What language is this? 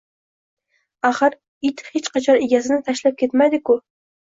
Uzbek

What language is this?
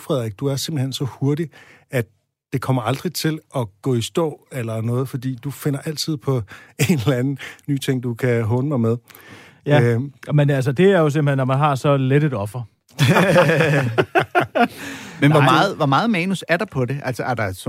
Danish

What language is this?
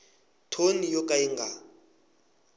Tsonga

